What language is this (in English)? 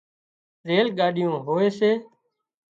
Wadiyara Koli